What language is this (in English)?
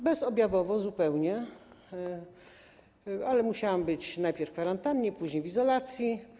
Polish